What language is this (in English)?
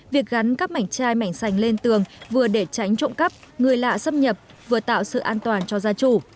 Vietnamese